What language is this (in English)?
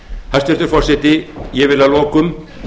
Icelandic